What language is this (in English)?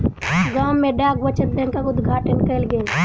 Maithili